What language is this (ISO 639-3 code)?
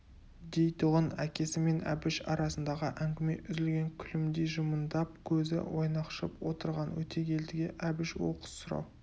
kaz